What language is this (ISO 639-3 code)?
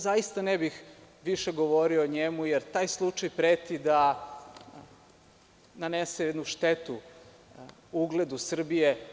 srp